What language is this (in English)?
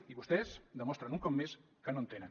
Catalan